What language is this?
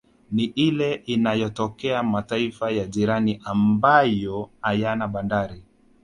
Swahili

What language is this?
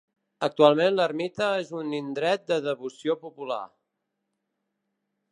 Catalan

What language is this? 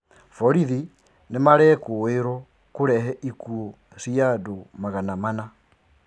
Kikuyu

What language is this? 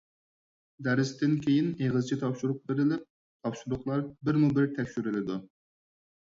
Uyghur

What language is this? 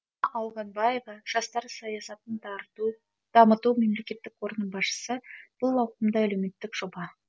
Kazakh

